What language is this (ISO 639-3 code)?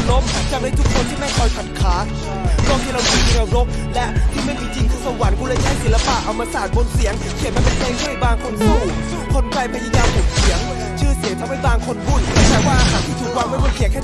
hin